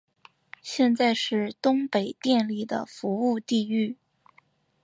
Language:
Chinese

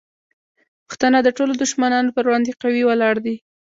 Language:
Pashto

